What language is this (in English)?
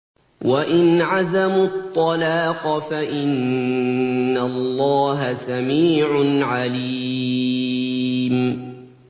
Arabic